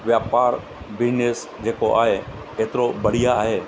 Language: Sindhi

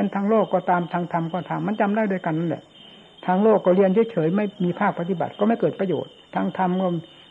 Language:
Thai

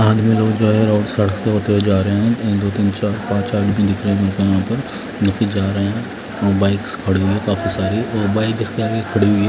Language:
Hindi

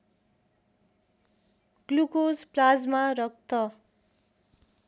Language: Nepali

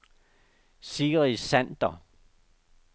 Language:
Danish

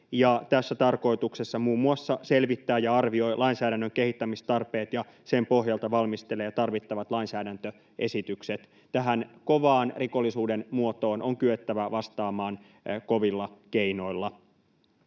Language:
Finnish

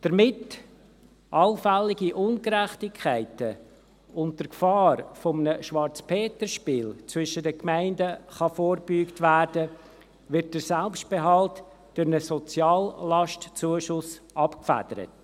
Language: Swiss German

